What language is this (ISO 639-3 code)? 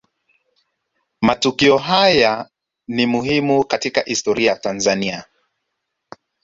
swa